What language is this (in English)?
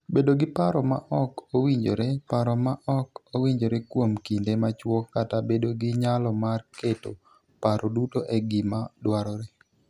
Luo (Kenya and Tanzania)